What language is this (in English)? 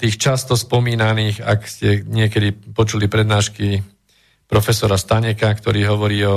Slovak